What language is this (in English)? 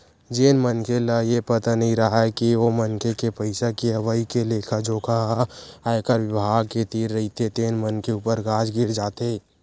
Chhattisgarhi